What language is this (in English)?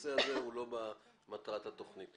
Hebrew